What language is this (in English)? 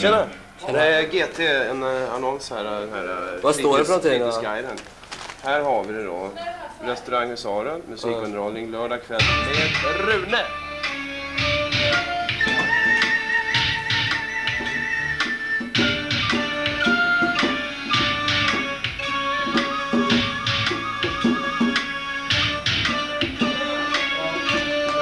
Swedish